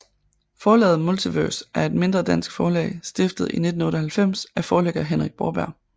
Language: Danish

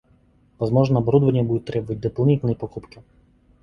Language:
Russian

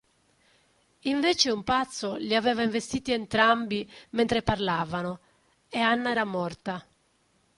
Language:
Italian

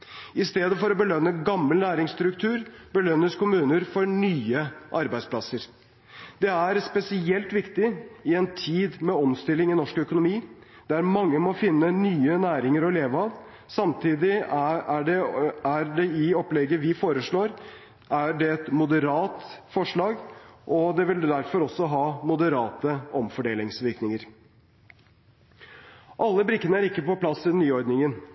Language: Norwegian Bokmål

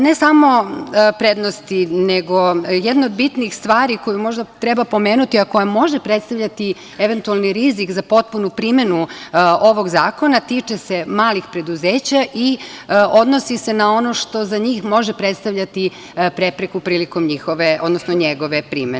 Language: Serbian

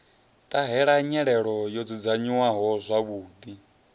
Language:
Venda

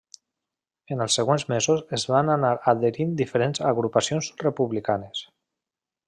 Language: Catalan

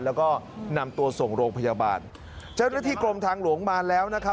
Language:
Thai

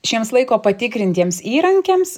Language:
Lithuanian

